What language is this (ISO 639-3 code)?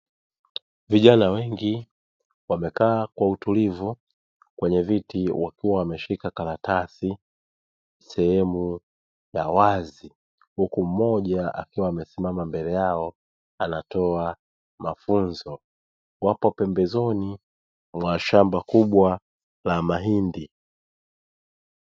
swa